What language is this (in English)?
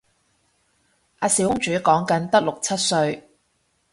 Cantonese